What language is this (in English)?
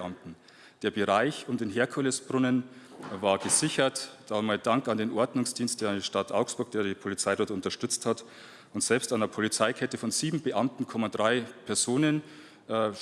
German